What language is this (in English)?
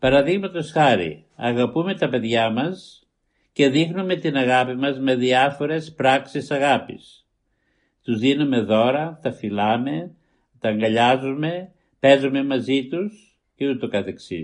Greek